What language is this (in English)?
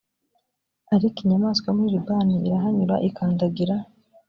Kinyarwanda